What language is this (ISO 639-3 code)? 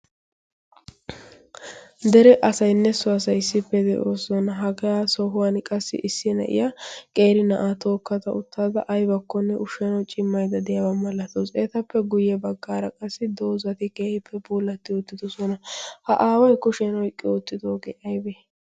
wal